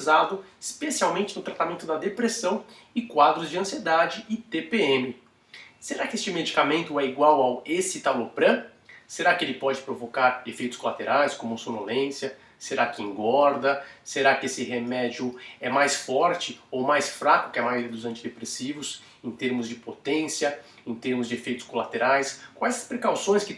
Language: Portuguese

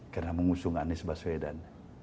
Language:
Indonesian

